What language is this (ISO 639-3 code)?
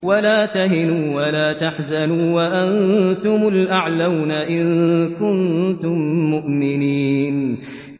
ara